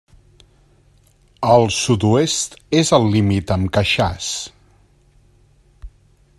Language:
Catalan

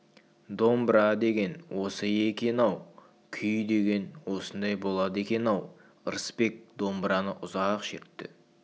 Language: Kazakh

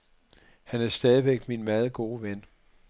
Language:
Danish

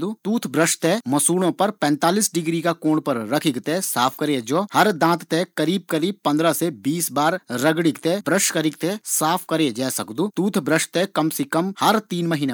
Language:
Garhwali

